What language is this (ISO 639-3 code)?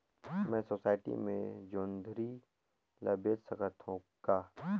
hne